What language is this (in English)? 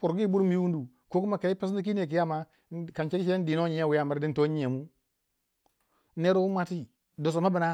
Waja